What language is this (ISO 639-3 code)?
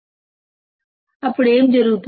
tel